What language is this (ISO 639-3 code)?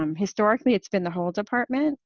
eng